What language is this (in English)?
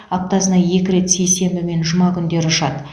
Kazakh